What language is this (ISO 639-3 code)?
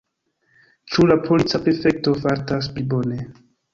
epo